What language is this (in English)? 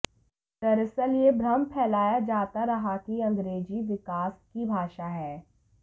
Hindi